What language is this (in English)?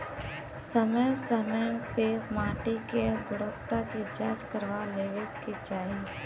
Bhojpuri